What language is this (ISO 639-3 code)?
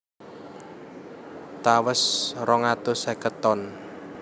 jav